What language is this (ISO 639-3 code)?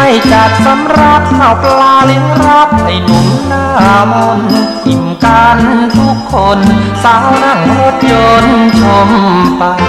tha